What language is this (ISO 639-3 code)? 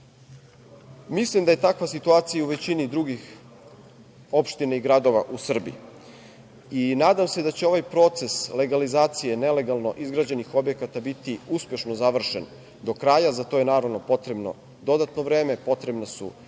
srp